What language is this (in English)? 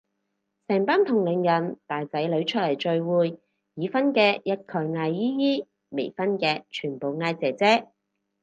Cantonese